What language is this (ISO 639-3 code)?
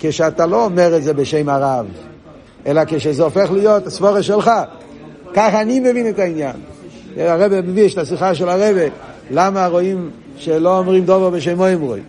heb